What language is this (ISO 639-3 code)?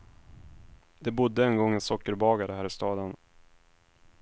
swe